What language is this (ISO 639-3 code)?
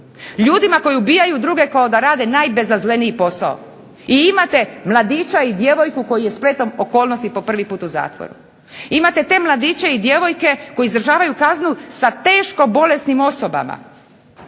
hrv